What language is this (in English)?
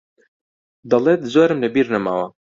Central Kurdish